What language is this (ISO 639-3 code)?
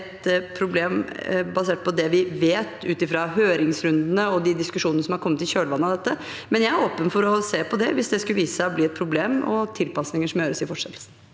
nor